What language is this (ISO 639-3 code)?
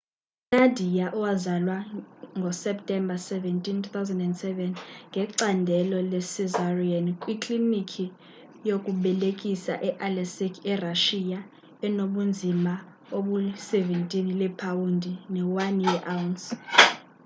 xho